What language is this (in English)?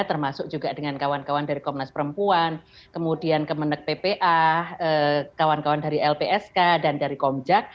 Indonesian